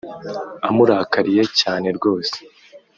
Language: Kinyarwanda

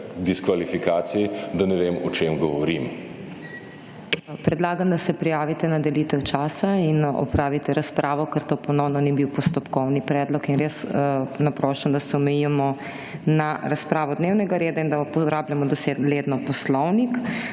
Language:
Slovenian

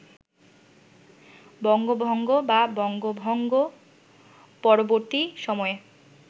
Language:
Bangla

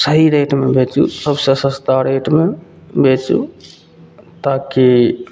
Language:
Maithili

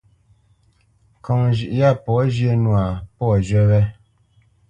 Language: Bamenyam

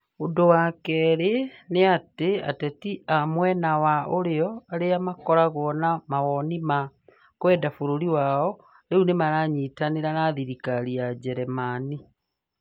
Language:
Kikuyu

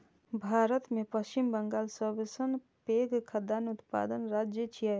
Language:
Maithili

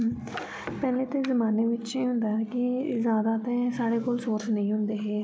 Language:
Dogri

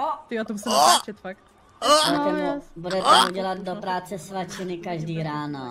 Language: Czech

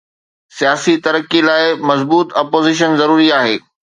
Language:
Sindhi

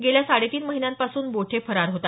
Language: Marathi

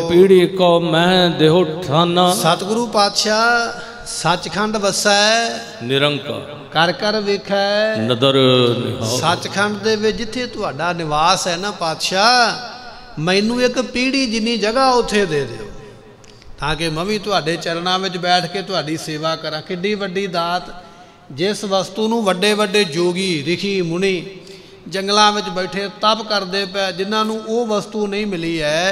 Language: Punjabi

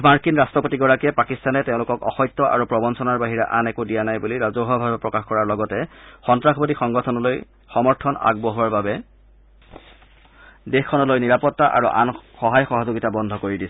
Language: Assamese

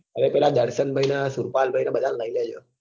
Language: Gujarati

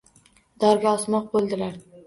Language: Uzbek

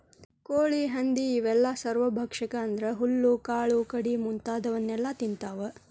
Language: Kannada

